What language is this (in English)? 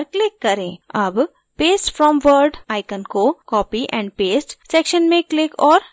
Hindi